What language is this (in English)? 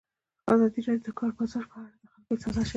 Pashto